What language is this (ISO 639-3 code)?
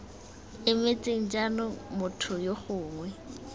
tsn